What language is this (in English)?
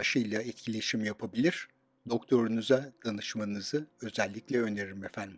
Turkish